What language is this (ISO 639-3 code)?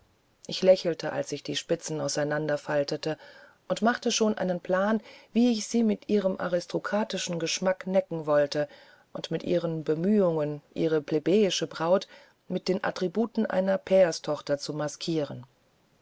deu